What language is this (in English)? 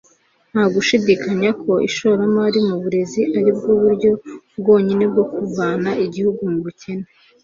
Kinyarwanda